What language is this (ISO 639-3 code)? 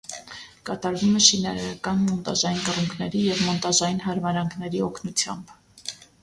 hye